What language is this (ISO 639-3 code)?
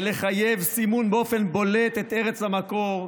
heb